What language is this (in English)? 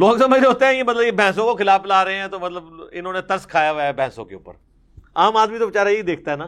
Urdu